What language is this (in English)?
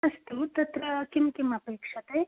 Sanskrit